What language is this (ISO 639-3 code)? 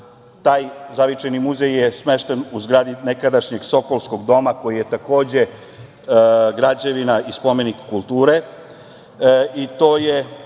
srp